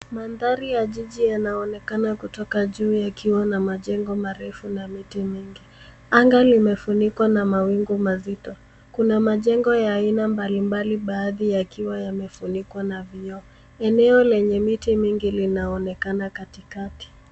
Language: Swahili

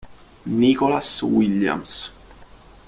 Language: Italian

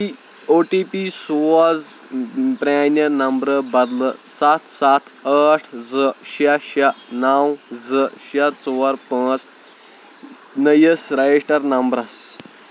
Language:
Kashmiri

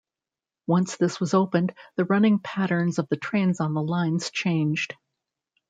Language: English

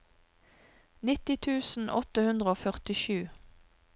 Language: Norwegian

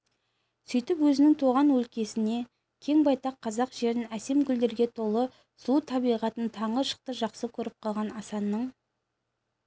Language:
Kazakh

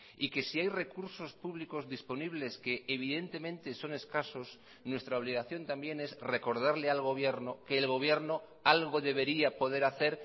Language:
Spanish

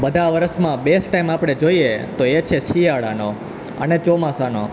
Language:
Gujarati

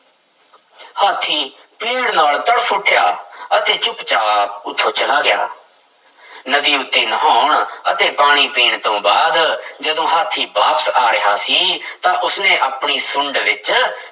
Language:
Punjabi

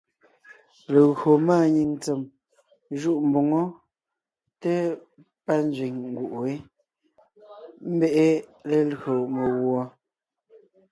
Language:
Ngiemboon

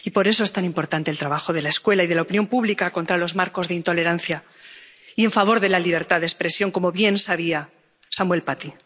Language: Spanish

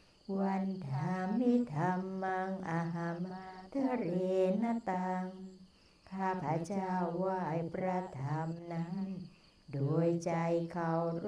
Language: Thai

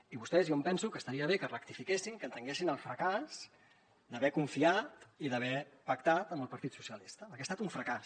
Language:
Catalan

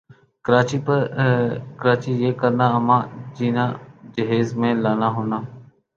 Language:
Urdu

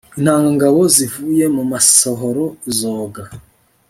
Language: Kinyarwanda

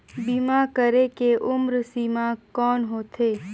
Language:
Chhattisgarhi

